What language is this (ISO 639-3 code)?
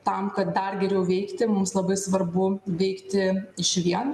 lit